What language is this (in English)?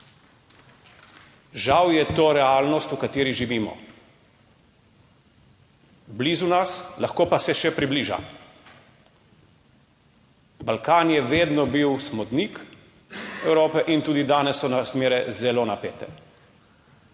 Slovenian